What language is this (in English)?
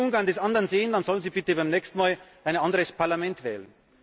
German